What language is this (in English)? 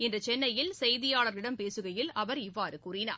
Tamil